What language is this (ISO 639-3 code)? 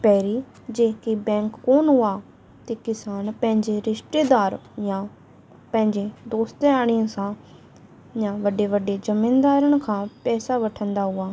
snd